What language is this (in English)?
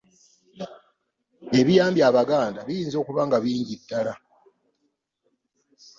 Ganda